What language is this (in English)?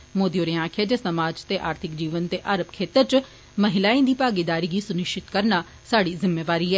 Dogri